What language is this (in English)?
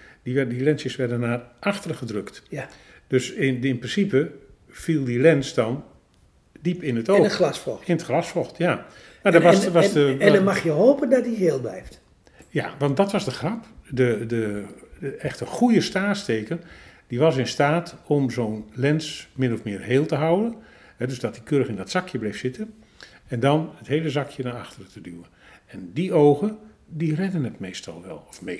Dutch